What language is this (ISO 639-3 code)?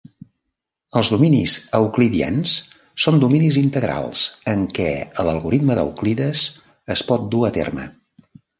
cat